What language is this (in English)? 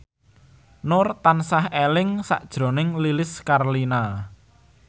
Javanese